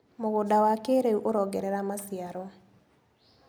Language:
Kikuyu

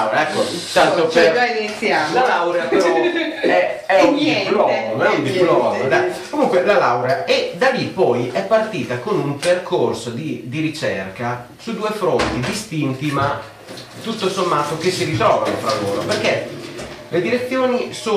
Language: Italian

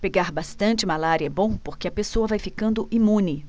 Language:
Portuguese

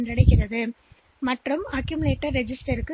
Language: Tamil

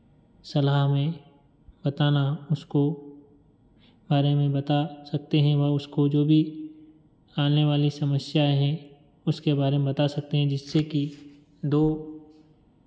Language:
Hindi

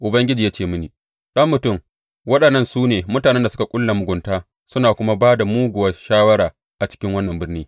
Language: Hausa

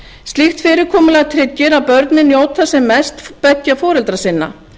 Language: Icelandic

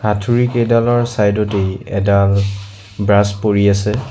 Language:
Assamese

